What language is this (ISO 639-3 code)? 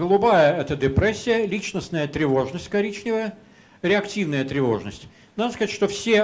rus